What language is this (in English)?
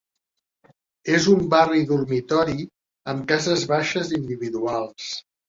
Catalan